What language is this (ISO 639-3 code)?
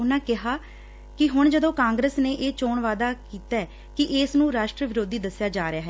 pan